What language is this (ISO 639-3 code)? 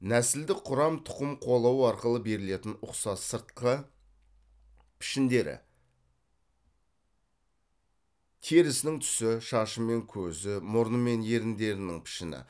kaz